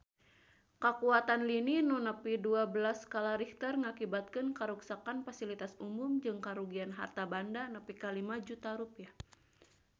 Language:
Sundanese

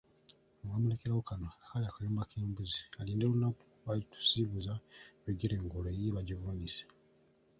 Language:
Ganda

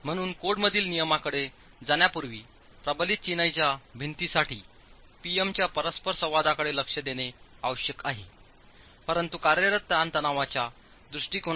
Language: Marathi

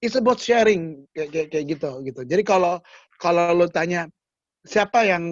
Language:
Indonesian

